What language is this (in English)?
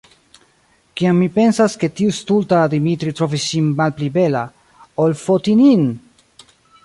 Esperanto